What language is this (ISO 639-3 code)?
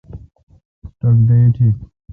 xka